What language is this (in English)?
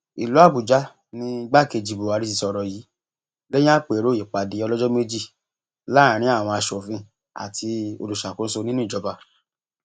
Yoruba